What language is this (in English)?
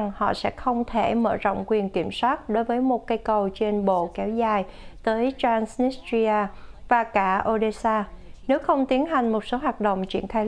Vietnamese